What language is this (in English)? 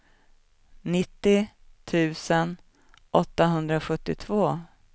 Swedish